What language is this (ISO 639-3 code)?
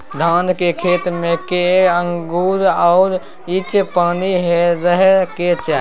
mai